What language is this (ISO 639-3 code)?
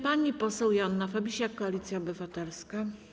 pol